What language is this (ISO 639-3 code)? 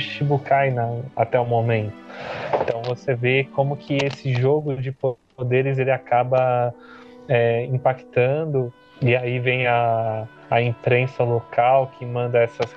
por